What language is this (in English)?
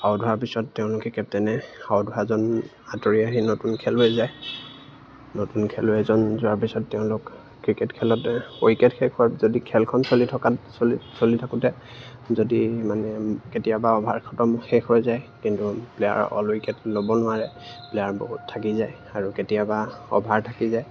Assamese